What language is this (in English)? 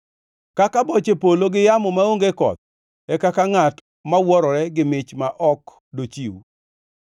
Luo (Kenya and Tanzania)